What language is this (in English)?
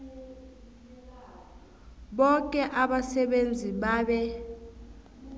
South Ndebele